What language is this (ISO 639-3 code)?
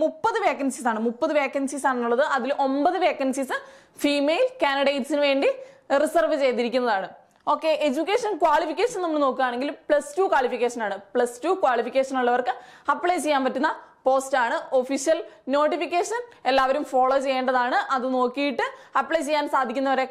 mal